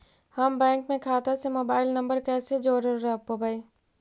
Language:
Magahi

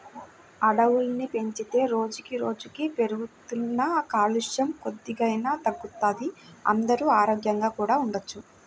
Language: Telugu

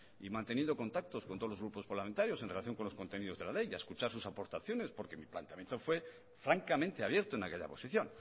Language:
Spanish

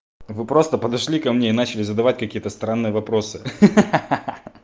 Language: Russian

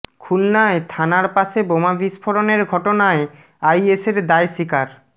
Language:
Bangla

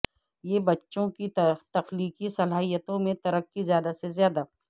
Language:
Urdu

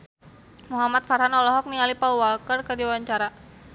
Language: Sundanese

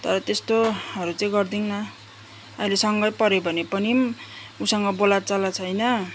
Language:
Nepali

